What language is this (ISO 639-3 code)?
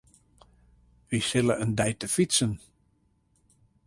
fry